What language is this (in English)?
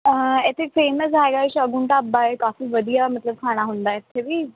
Punjabi